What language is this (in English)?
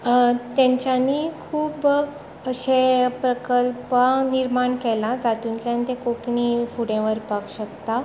Konkani